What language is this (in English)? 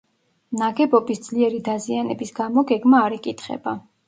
Georgian